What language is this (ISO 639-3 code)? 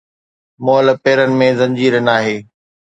snd